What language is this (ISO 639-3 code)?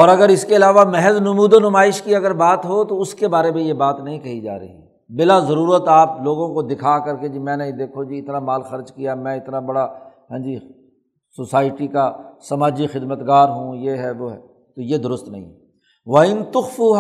urd